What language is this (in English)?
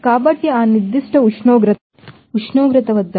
Telugu